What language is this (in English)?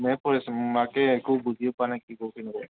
Assamese